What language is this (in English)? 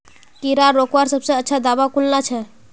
Magahi